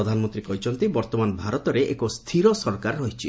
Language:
Odia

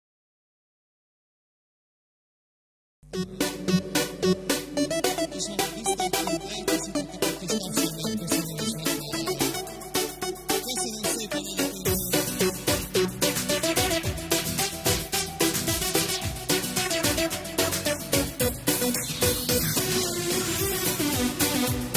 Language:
Arabic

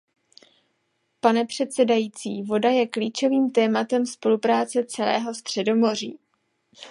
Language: Czech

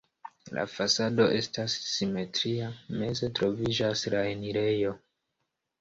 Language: Esperanto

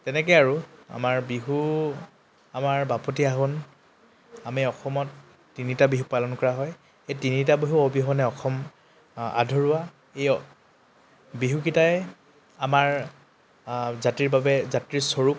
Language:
Assamese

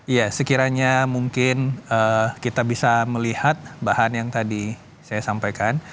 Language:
Indonesian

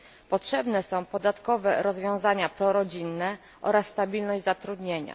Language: Polish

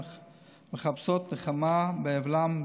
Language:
Hebrew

